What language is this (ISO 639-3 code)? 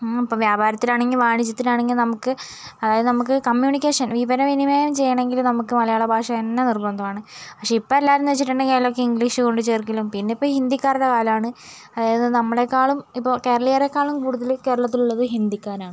mal